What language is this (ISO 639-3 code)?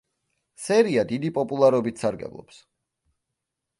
kat